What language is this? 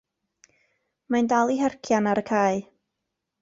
Welsh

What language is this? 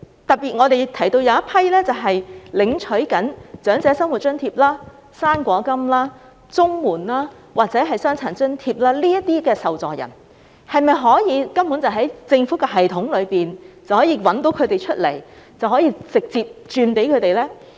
Cantonese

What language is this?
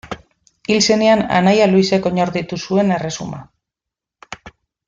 Basque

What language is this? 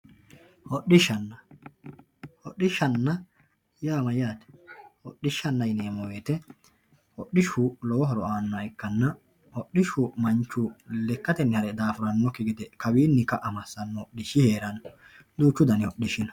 Sidamo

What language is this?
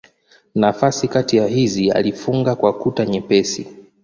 Swahili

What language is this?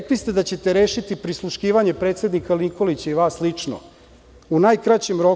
Serbian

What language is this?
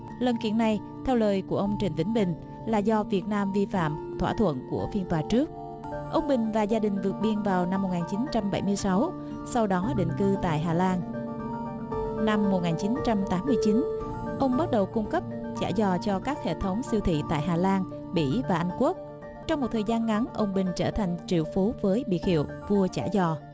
Vietnamese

